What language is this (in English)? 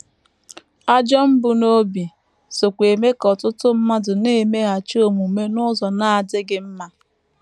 Igbo